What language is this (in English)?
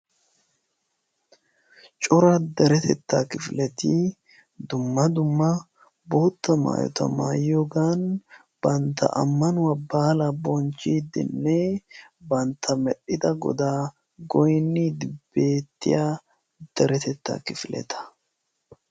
Wolaytta